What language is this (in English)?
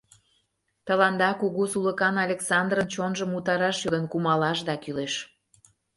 Mari